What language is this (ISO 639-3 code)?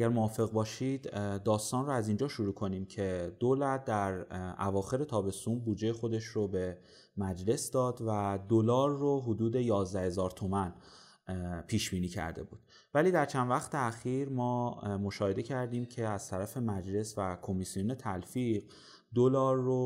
fas